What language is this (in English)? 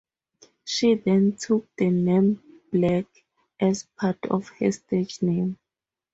English